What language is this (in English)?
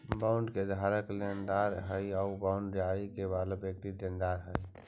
Magahi